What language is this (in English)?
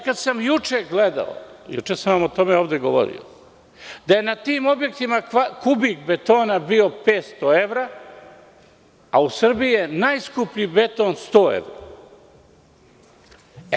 Serbian